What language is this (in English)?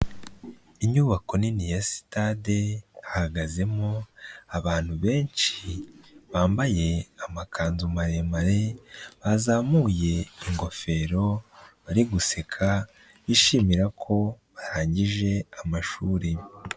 Kinyarwanda